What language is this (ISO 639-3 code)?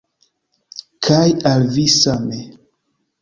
epo